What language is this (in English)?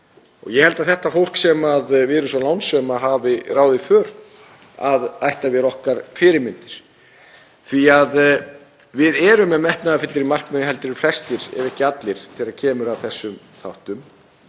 Icelandic